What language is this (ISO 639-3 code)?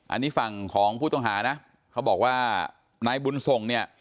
tha